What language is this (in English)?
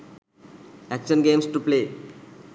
Sinhala